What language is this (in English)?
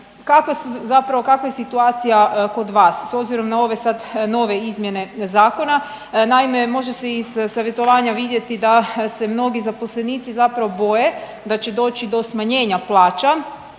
Croatian